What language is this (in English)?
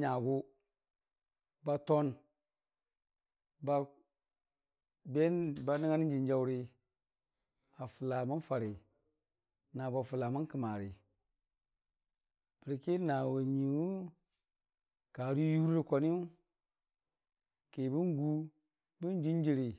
Dijim-Bwilim